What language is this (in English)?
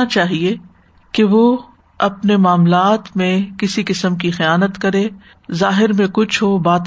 Urdu